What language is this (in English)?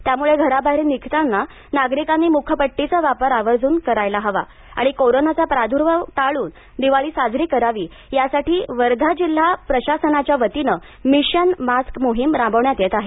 Marathi